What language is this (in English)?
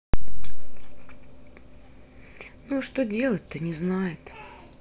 Russian